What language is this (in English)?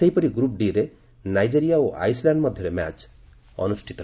Odia